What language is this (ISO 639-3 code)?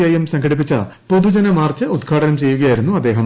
mal